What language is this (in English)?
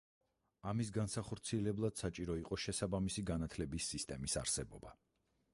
Georgian